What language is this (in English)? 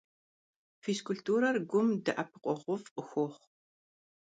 Kabardian